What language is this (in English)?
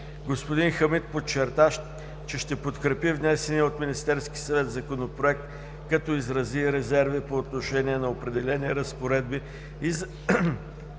Bulgarian